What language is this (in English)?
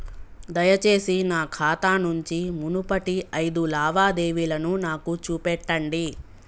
Telugu